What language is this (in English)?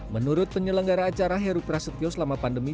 Indonesian